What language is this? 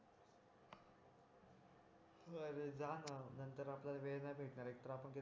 Marathi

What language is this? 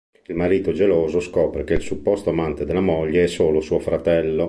Italian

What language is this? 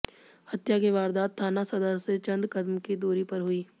Hindi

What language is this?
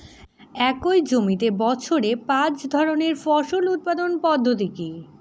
Bangla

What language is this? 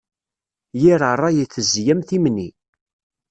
Kabyle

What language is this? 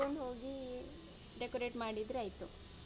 Kannada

